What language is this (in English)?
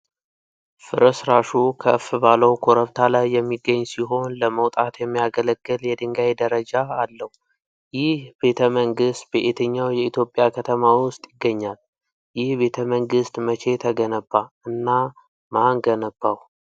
Amharic